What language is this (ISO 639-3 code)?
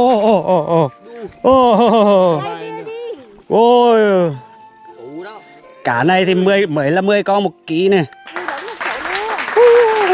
vie